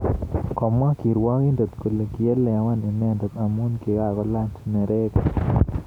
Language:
Kalenjin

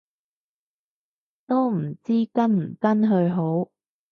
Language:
Cantonese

